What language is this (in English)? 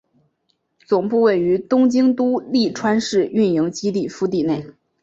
Chinese